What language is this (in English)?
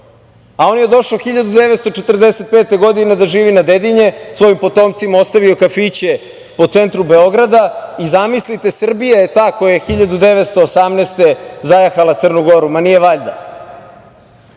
Serbian